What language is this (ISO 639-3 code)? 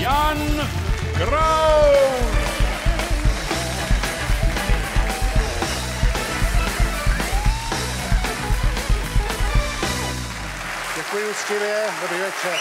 ces